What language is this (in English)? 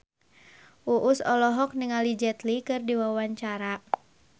Sundanese